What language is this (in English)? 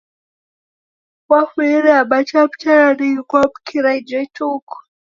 Taita